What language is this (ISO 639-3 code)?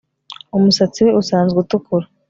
kin